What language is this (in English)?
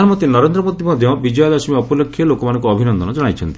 Odia